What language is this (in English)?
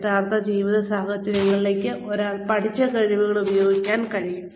Malayalam